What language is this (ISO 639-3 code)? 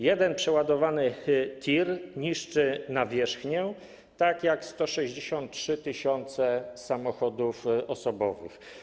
pol